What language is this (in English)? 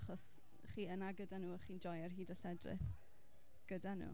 Welsh